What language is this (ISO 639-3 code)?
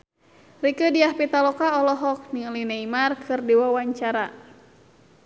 sun